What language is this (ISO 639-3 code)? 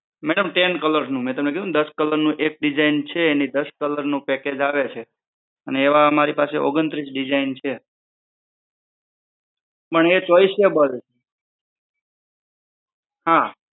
guj